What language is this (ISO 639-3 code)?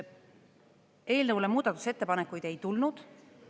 est